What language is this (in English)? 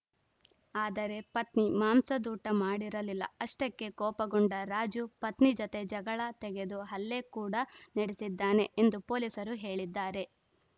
Kannada